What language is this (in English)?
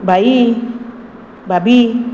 Konkani